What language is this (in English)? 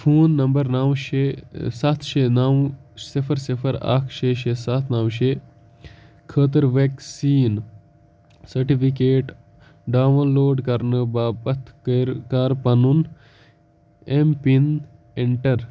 Kashmiri